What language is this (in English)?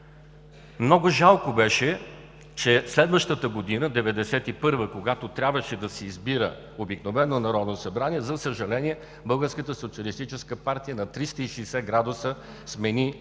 Bulgarian